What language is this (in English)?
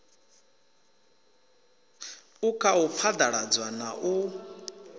Venda